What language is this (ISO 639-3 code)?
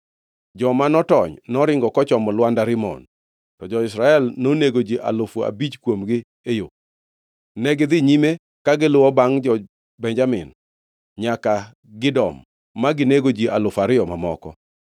luo